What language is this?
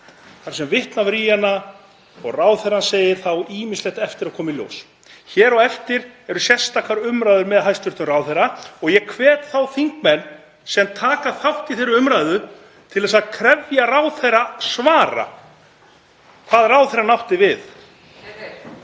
Icelandic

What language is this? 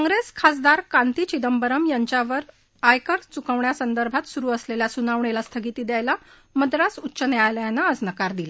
Marathi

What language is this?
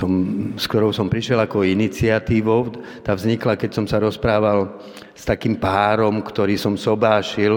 Slovak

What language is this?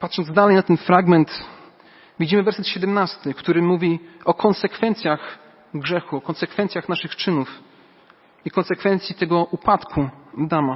Polish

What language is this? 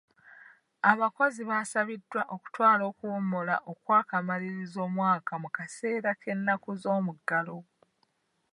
Ganda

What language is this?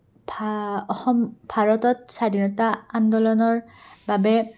Assamese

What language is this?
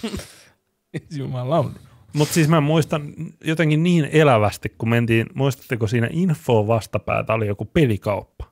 Finnish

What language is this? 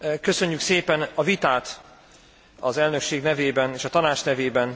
Hungarian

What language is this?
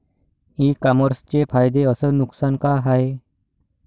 Marathi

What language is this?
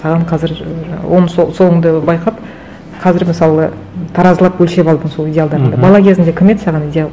Kazakh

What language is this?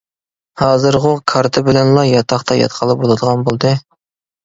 Uyghur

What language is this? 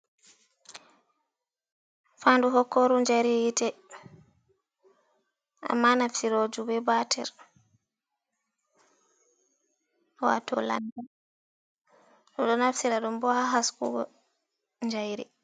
Fula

